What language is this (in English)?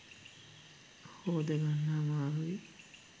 Sinhala